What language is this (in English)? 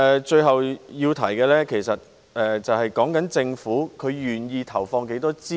Cantonese